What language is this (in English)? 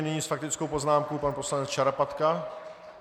Czech